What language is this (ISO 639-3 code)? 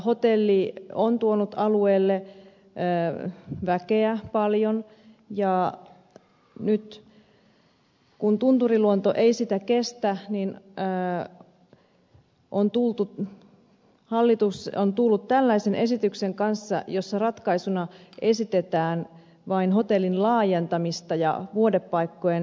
fin